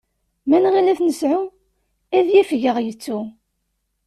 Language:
Kabyle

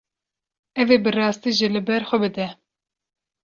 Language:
Kurdish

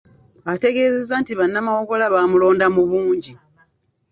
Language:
Ganda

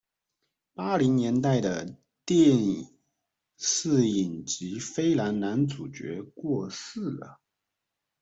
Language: Chinese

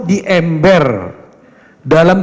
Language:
Indonesian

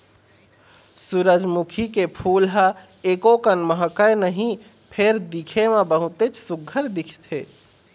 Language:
Chhattisgarhi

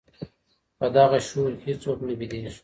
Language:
Pashto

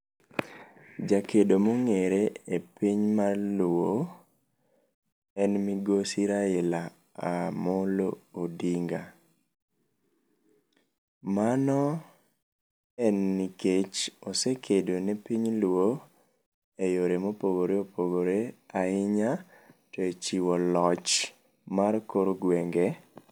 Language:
Luo (Kenya and Tanzania)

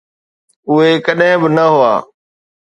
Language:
Sindhi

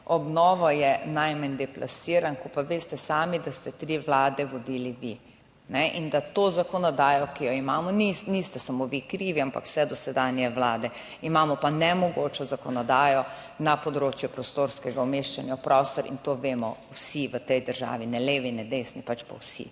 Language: Slovenian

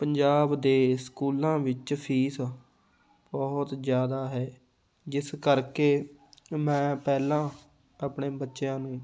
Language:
Punjabi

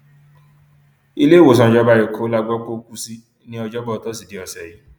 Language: Yoruba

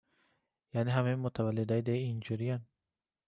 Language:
Persian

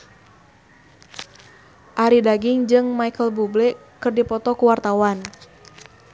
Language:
Sundanese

